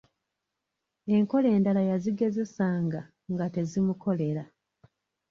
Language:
Ganda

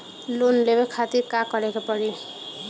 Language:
Bhojpuri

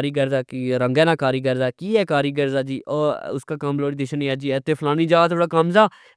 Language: Pahari-Potwari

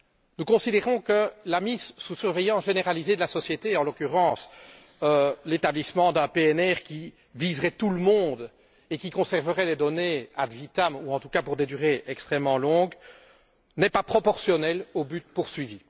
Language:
French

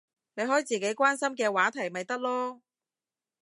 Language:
Cantonese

